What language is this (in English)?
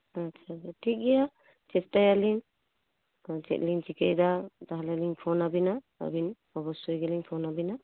Santali